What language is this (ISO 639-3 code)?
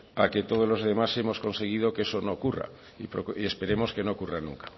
spa